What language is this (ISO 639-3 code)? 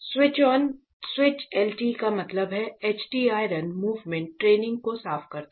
hin